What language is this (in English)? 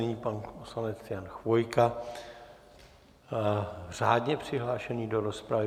Czech